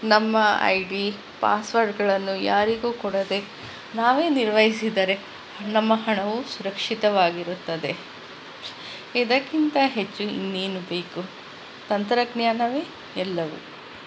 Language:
Kannada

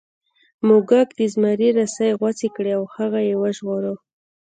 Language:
Pashto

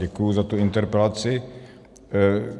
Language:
Czech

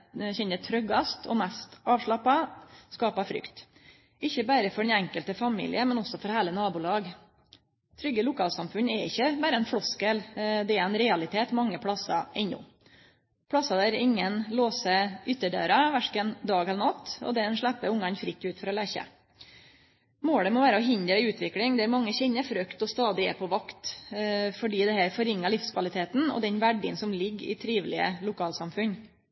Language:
Norwegian Nynorsk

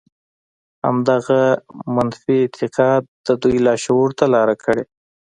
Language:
Pashto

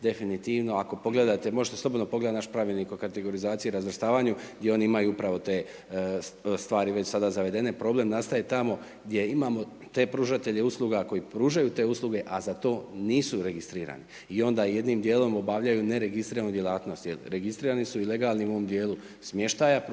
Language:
Croatian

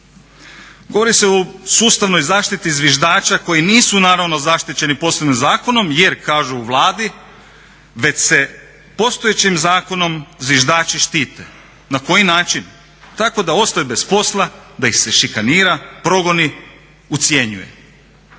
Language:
Croatian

